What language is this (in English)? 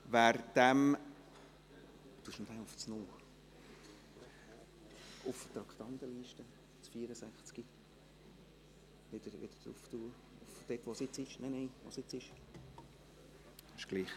Swiss German